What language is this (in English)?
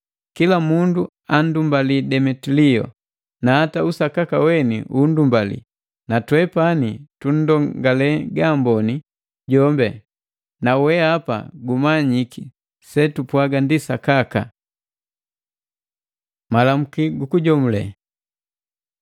Matengo